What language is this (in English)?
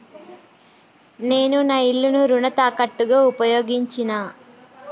Telugu